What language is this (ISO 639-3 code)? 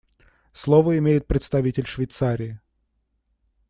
rus